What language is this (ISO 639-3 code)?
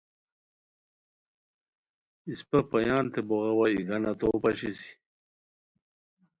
khw